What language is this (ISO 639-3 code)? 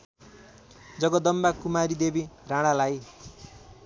nep